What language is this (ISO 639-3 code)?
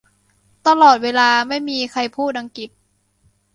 tha